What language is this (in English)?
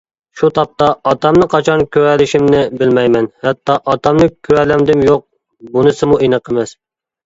Uyghur